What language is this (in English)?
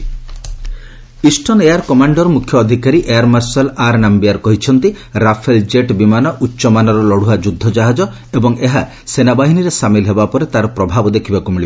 Odia